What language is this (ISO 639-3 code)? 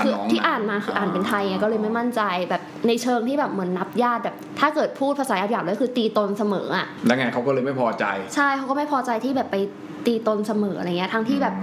tha